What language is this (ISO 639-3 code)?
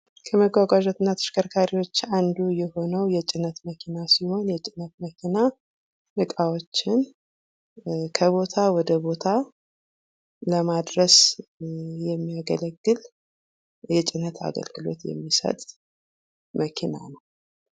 amh